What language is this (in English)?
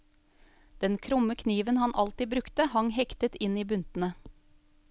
Norwegian